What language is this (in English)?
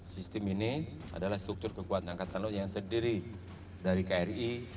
Indonesian